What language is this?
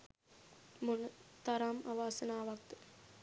Sinhala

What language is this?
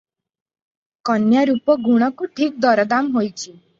Odia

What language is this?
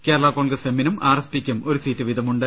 Malayalam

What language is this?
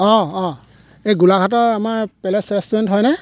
Assamese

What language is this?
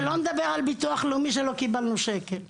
Hebrew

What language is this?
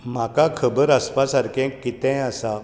Konkani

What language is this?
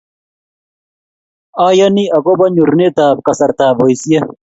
Kalenjin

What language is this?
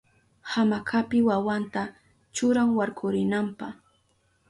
Southern Pastaza Quechua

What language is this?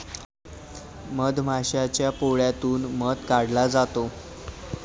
Marathi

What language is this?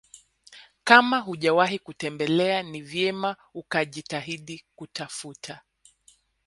Swahili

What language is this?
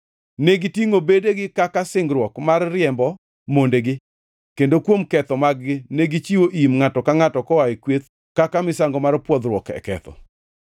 Luo (Kenya and Tanzania)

